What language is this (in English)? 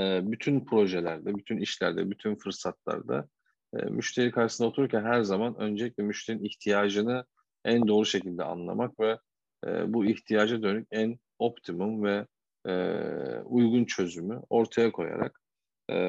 Turkish